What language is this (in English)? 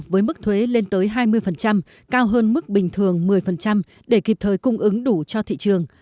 Vietnamese